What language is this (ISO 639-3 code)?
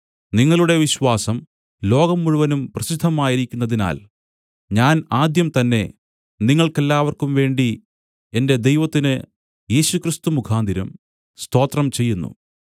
mal